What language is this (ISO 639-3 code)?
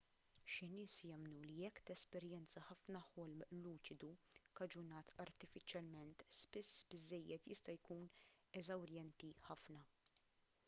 mlt